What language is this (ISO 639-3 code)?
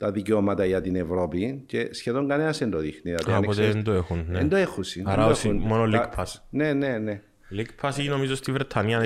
ell